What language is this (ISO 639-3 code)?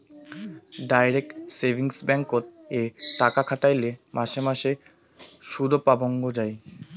ben